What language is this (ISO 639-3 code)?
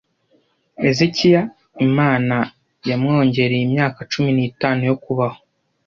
kin